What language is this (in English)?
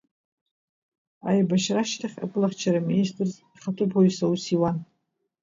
Abkhazian